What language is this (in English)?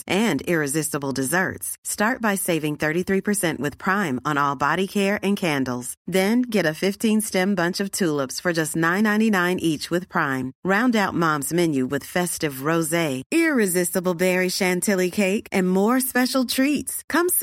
Swedish